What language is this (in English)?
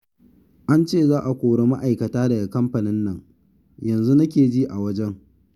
Hausa